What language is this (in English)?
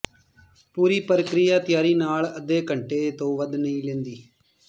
Punjabi